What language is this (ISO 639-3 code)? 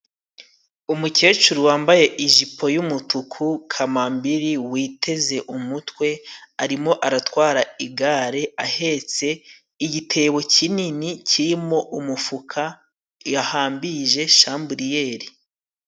kin